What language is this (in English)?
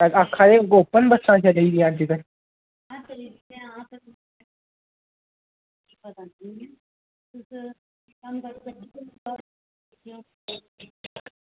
Dogri